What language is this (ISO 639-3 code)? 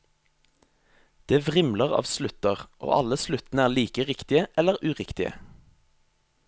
nor